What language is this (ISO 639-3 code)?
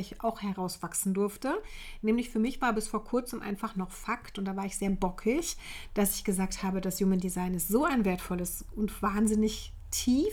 deu